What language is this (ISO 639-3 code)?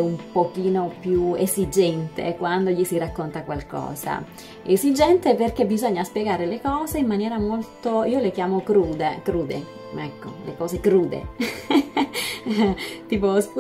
ita